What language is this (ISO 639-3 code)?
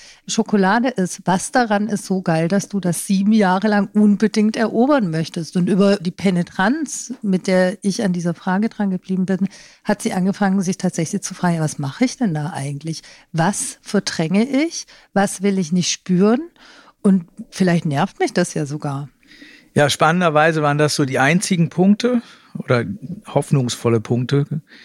deu